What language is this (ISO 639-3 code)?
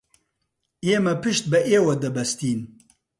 ckb